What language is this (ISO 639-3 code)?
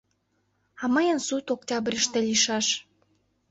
chm